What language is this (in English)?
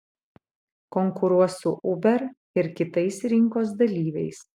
Lithuanian